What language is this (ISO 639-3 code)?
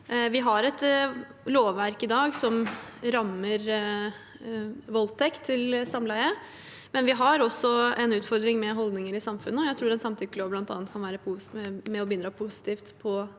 nor